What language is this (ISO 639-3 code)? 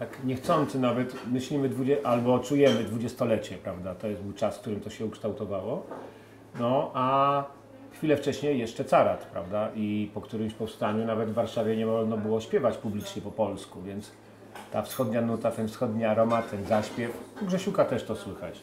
pol